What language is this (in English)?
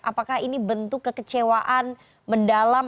Indonesian